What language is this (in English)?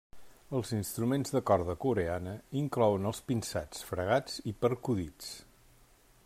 Catalan